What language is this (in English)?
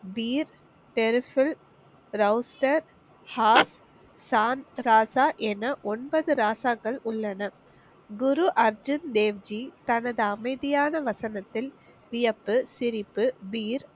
Tamil